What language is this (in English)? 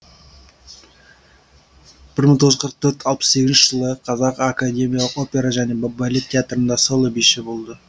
Kazakh